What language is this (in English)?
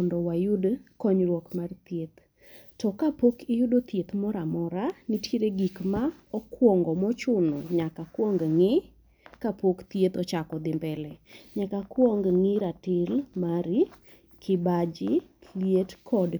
Luo (Kenya and Tanzania)